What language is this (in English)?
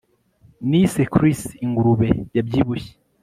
Kinyarwanda